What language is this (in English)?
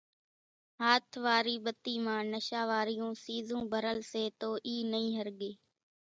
Kachi Koli